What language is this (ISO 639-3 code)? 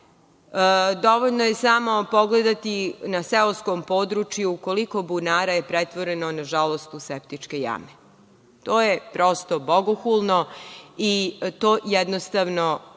srp